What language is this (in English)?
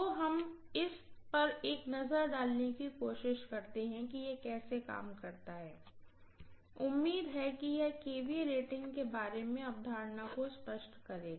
Hindi